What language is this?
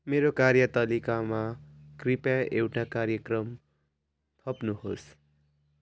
Nepali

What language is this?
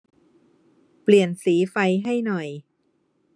Thai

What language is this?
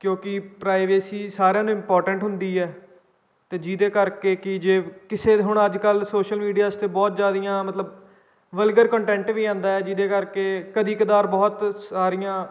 Punjabi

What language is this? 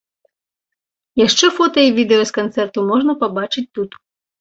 Belarusian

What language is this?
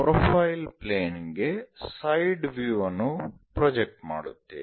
Kannada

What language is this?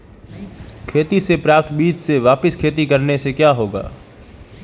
Hindi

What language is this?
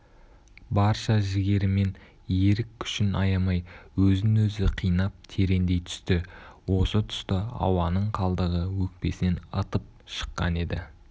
Kazakh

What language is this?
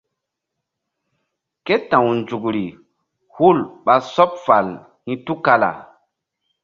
Mbum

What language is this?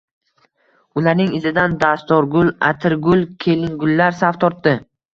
Uzbek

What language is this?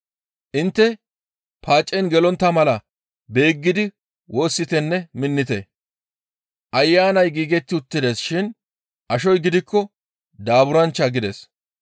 Gamo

